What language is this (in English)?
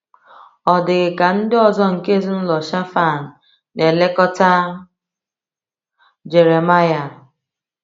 Igbo